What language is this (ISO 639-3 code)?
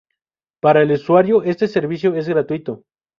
spa